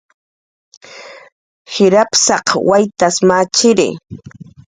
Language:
Jaqaru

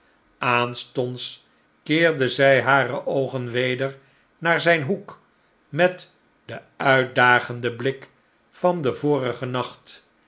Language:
Dutch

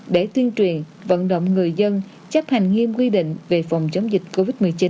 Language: Vietnamese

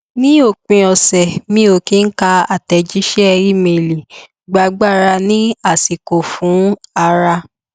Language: Yoruba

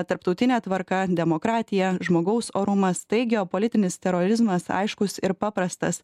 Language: Lithuanian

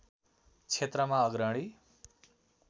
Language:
Nepali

